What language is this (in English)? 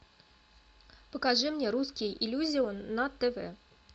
Russian